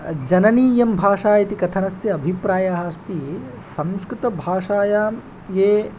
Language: Sanskrit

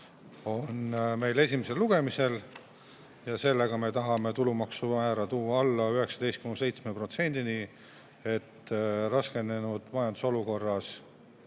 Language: Estonian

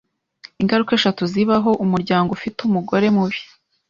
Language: Kinyarwanda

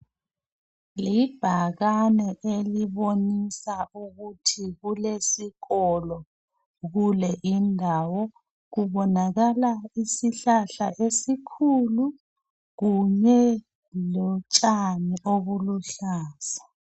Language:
North Ndebele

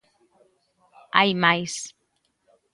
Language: Galician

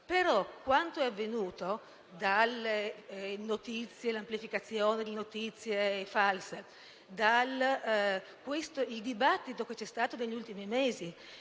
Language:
Italian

